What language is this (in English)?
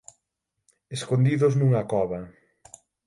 Galician